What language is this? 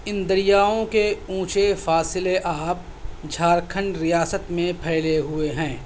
Urdu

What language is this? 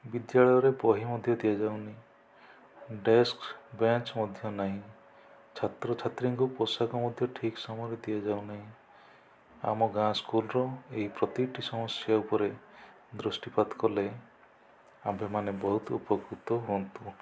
Odia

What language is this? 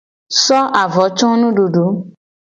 Gen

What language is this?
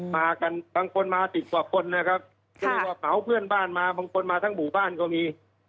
Thai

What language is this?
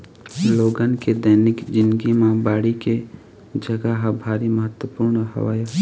Chhattisgarhi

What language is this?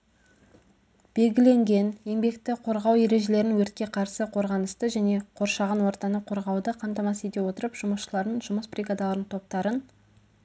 Kazakh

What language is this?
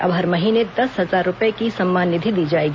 Hindi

